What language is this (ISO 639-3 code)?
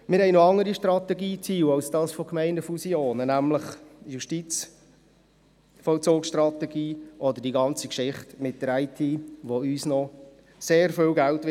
gsw